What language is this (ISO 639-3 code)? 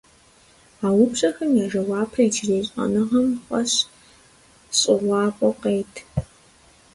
kbd